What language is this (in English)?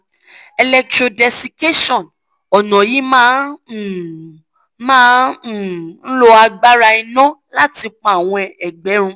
Yoruba